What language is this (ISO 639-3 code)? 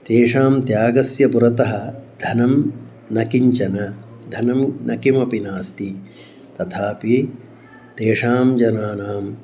san